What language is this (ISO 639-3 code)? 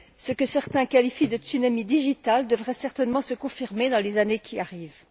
fra